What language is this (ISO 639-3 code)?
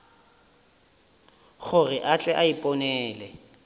nso